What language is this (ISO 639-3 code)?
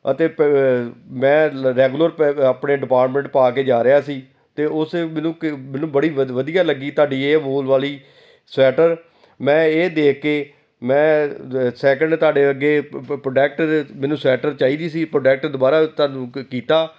pan